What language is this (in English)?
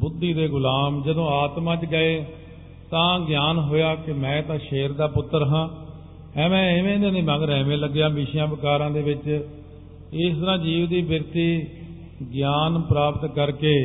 Punjabi